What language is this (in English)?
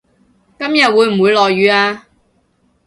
Cantonese